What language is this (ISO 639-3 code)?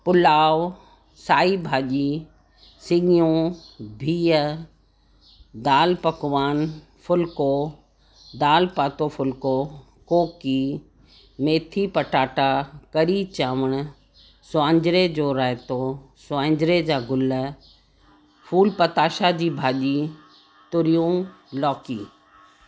snd